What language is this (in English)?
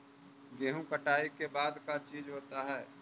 Magahi